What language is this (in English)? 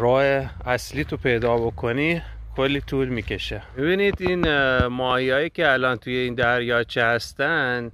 Persian